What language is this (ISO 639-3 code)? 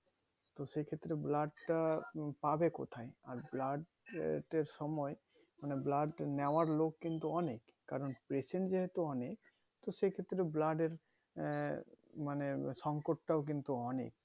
ben